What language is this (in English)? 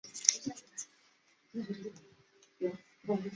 Chinese